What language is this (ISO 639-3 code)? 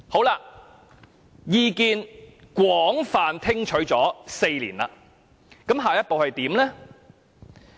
yue